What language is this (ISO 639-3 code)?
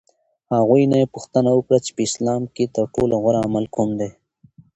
pus